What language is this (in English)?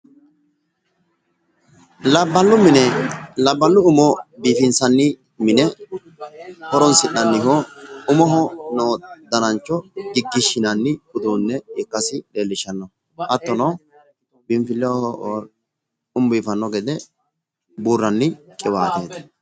Sidamo